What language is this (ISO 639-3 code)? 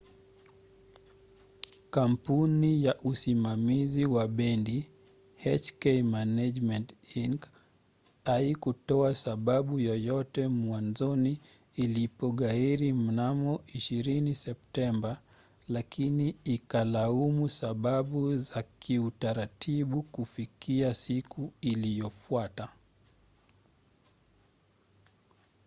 swa